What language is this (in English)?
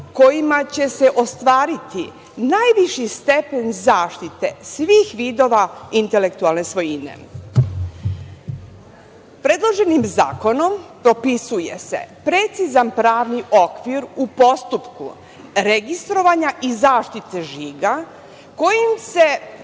Serbian